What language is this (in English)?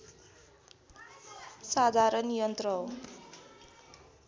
Nepali